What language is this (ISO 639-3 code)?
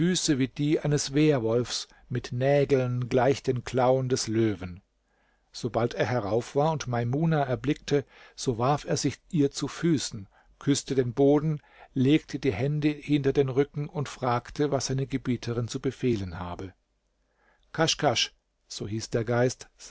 deu